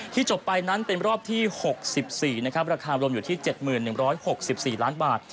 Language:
Thai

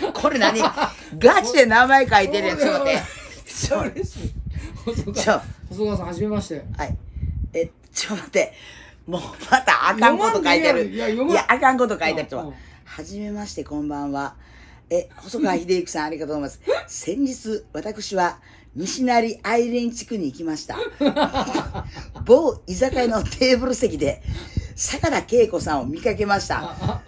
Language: Japanese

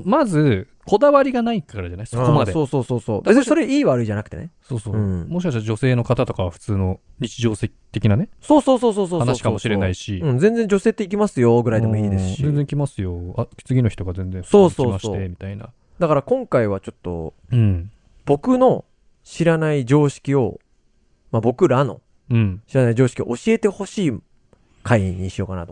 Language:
Japanese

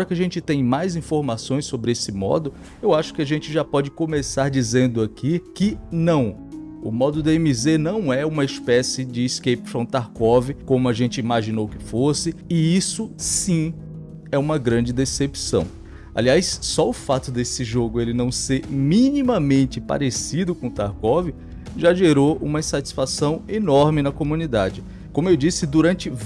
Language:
Portuguese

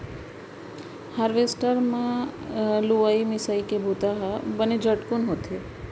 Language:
Chhattisgarhi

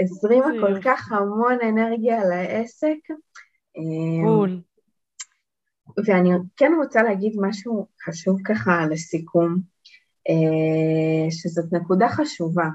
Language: Hebrew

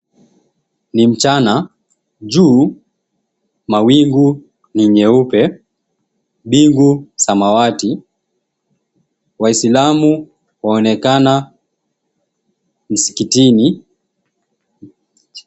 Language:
Swahili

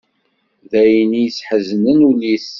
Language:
Kabyle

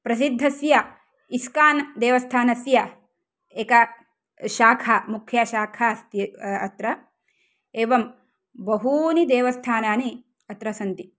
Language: Sanskrit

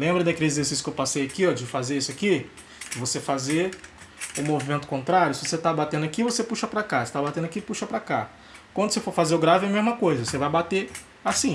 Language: Portuguese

